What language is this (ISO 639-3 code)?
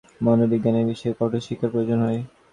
ben